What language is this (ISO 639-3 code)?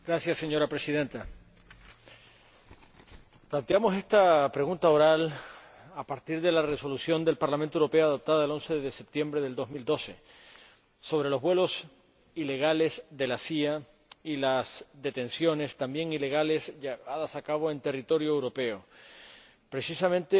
spa